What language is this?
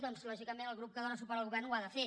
Catalan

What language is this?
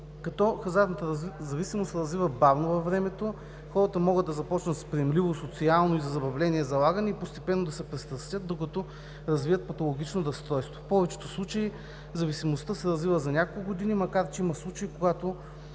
Bulgarian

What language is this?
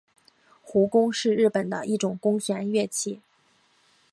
Chinese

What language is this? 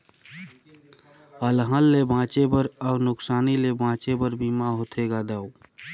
Chhattisgarhi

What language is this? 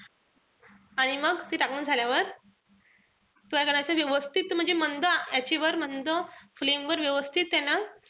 Marathi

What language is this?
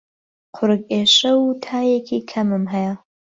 Central Kurdish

